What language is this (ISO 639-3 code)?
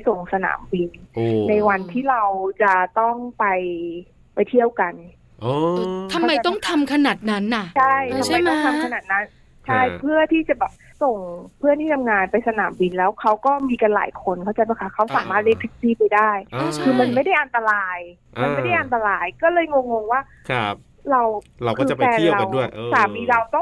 tha